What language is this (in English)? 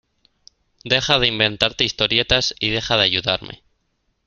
Spanish